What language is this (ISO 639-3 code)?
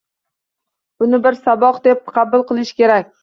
uzb